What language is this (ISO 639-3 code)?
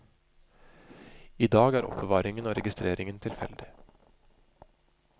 nor